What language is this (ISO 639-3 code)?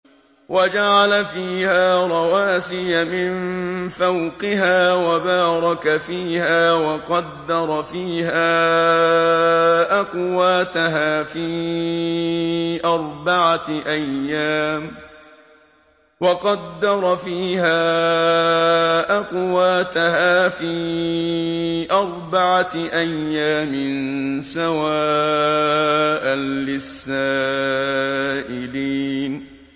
ara